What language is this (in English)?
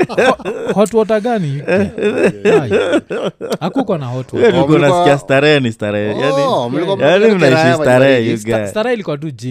Swahili